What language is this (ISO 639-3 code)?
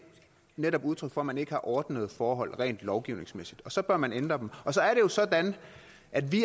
dan